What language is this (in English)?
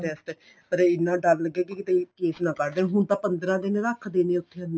Punjabi